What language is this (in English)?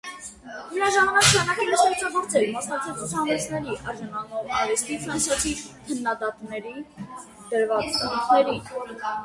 Armenian